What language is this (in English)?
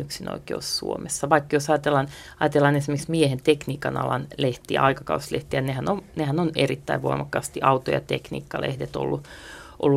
Finnish